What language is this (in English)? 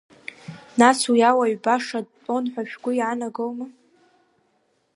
Abkhazian